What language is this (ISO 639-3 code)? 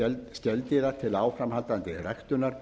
isl